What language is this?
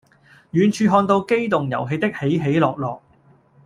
Cantonese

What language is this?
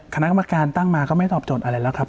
Thai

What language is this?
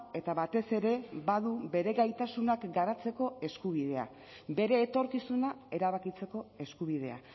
Basque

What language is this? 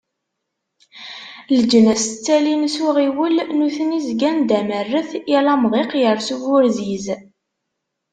Kabyle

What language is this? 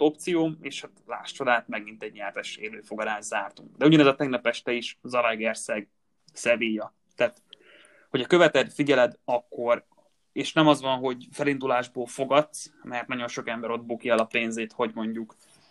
Hungarian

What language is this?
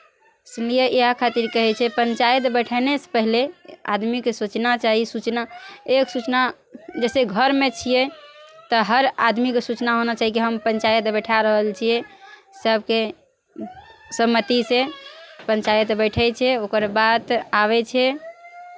Maithili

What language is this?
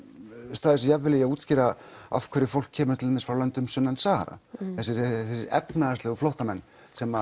Icelandic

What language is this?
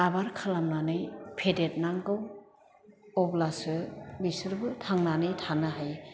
Bodo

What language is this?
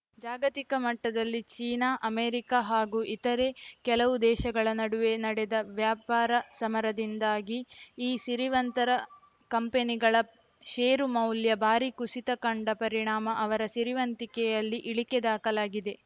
Kannada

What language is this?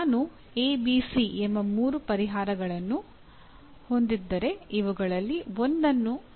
Kannada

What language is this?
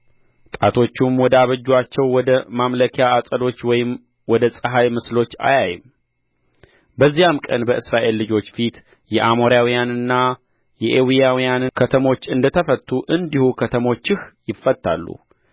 Amharic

